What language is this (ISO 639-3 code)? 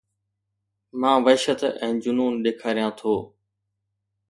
snd